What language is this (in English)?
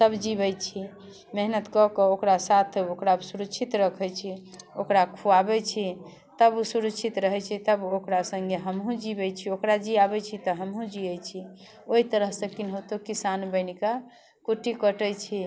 Maithili